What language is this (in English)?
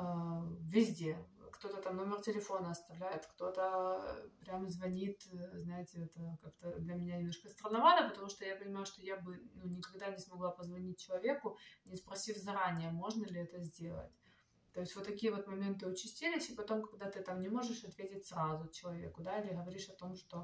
Russian